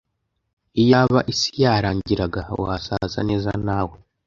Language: Kinyarwanda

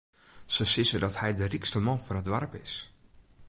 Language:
Western Frisian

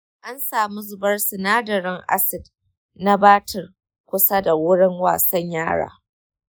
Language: Hausa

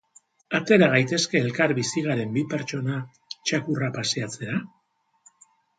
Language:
Basque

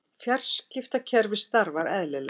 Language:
Icelandic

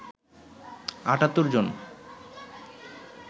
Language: Bangla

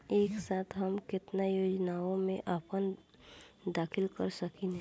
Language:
Bhojpuri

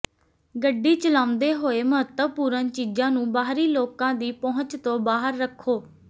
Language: Punjabi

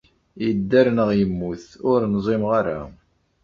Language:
Kabyle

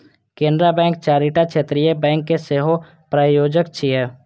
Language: Maithili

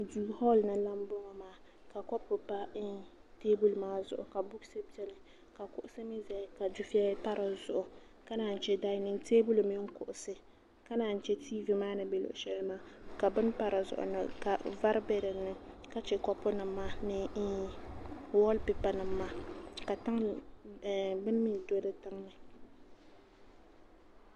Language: Dagbani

